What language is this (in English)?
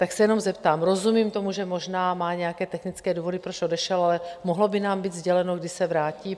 Czech